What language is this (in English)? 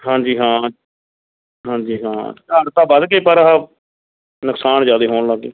Punjabi